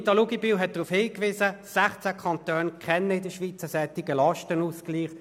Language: Swiss German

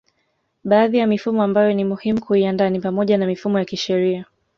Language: Swahili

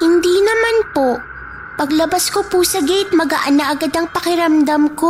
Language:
Filipino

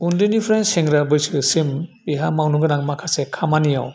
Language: Bodo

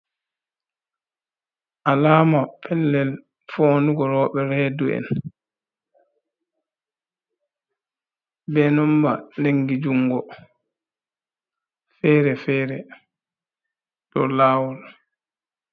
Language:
Fula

